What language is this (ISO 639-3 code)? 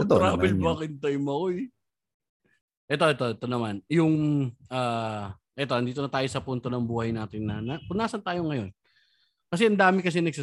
fil